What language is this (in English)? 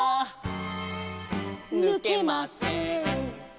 Japanese